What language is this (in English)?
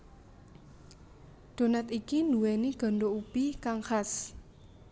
Javanese